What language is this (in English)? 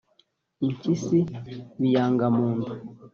Kinyarwanda